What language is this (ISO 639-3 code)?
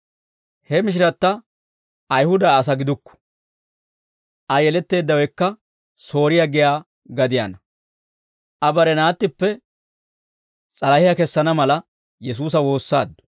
dwr